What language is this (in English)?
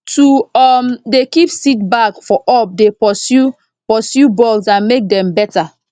Nigerian Pidgin